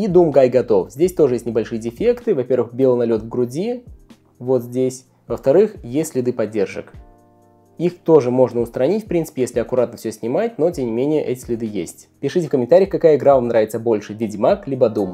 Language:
Russian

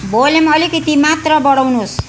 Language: Nepali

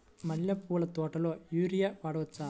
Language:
Telugu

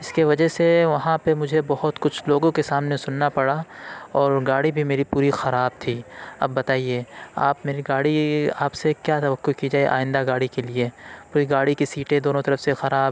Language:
Urdu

